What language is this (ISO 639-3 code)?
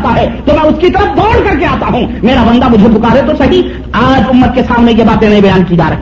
urd